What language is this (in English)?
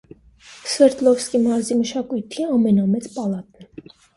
Armenian